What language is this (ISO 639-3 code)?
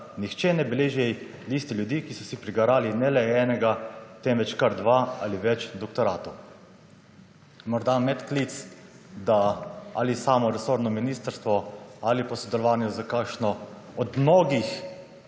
slv